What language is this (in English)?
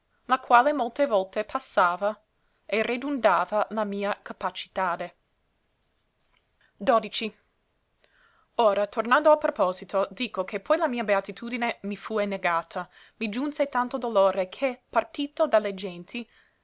Italian